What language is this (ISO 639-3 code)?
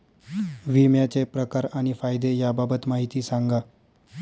mar